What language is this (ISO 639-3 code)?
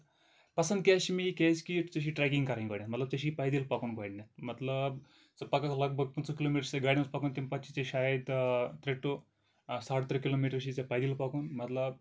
kas